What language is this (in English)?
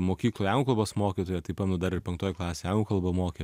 Lithuanian